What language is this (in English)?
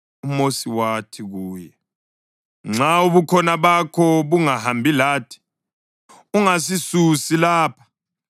North Ndebele